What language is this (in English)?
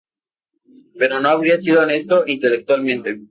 Spanish